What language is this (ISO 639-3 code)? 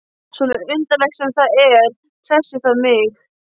isl